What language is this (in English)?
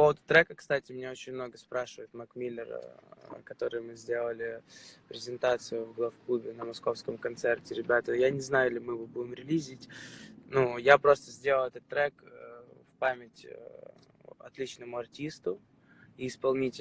Russian